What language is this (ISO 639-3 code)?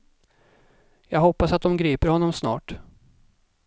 swe